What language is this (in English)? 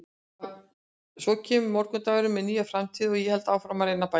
Icelandic